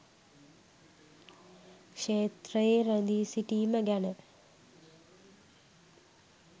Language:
Sinhala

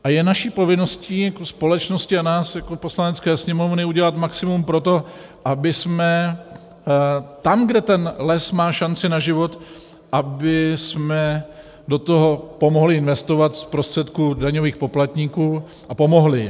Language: Czech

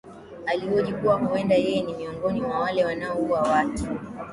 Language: Swahili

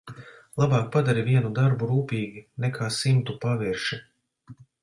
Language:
Latvian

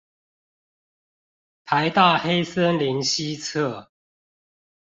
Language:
Chinese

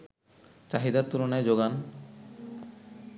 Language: Bangla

